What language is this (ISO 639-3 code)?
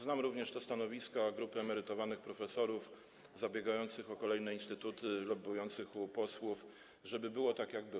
pol